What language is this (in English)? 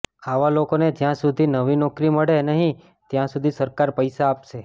Gujarati